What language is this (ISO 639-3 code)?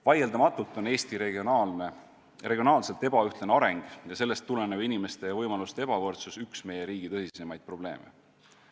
est